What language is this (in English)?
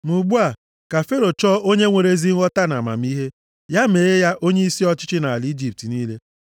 Igbo